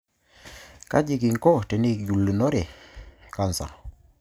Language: Masai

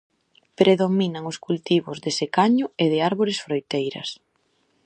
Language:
Galician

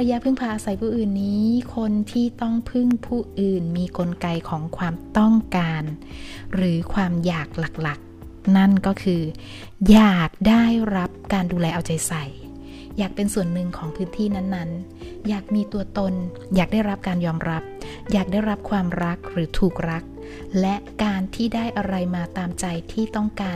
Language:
Thai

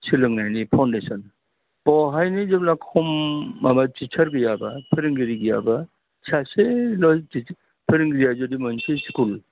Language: Bodo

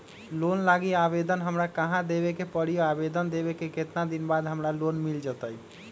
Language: Magahi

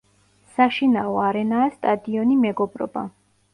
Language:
Georgian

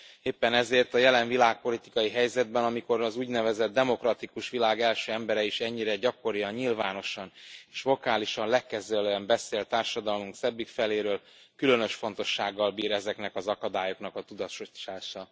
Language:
Hungarian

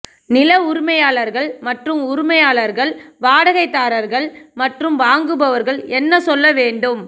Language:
Tamil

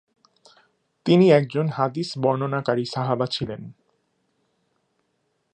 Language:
Bangla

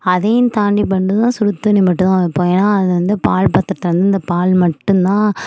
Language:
Tamil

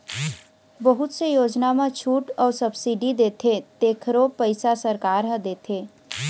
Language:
Chhattisgarhi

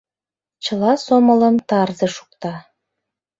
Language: Mari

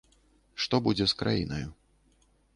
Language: Belarusian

